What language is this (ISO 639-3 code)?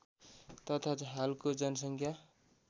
nep